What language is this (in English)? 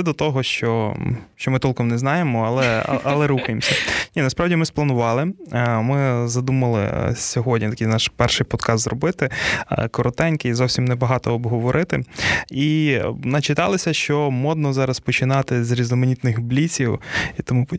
Ukrainian